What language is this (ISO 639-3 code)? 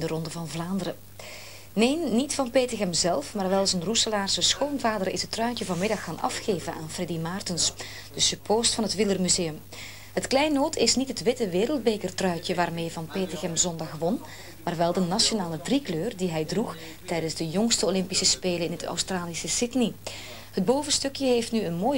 nld